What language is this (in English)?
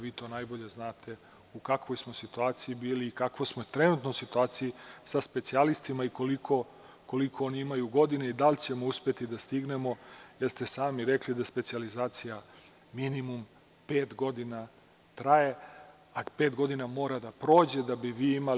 Serbian